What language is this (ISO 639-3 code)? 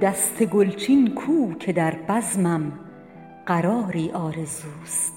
fas